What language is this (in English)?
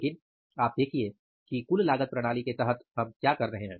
Hindi